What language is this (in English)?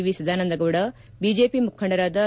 Kannada